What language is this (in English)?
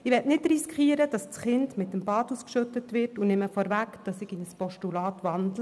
Swiss German